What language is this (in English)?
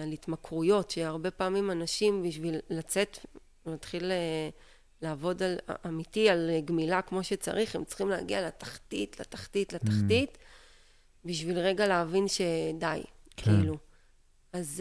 Hebrew